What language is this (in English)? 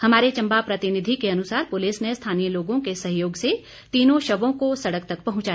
Hindi